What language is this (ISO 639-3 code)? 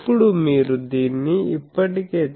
tel